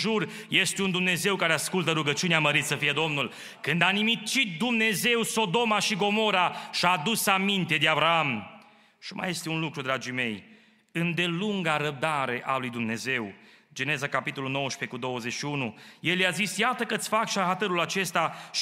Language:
Romanian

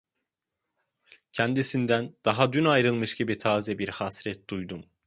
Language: Turkish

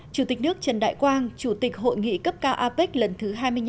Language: Vietnamese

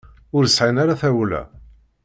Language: Kabyle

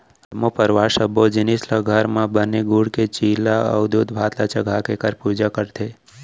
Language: Chhattisgarhi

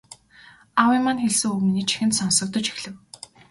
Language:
Mongolian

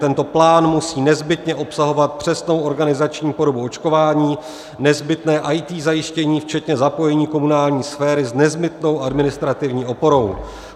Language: Czech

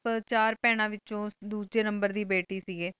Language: Punjabi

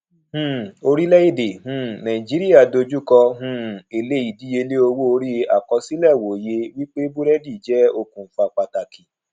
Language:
Yoruba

